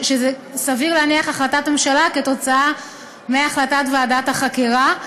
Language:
Hebrew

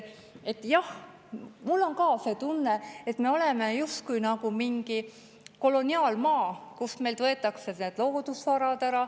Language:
Estonian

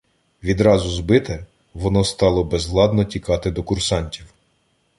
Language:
Ukrainian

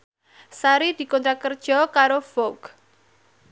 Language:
Javanese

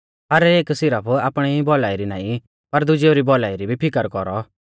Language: Mahasu Pahari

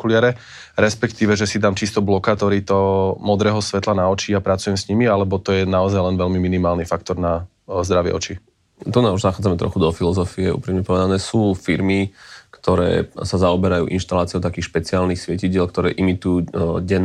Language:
Slovak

